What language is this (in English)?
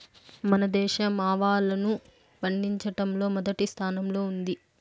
Telugu